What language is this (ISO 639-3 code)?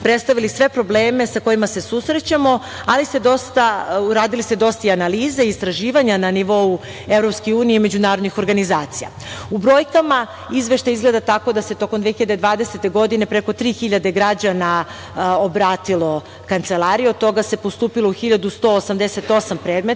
srp